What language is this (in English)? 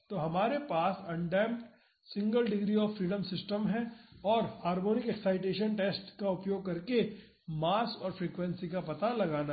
Hindi